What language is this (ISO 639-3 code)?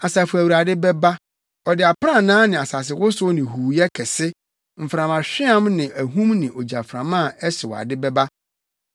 aka